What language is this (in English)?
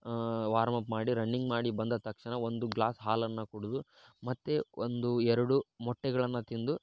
Kannada